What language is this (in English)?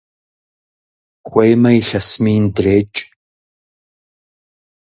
Kabardian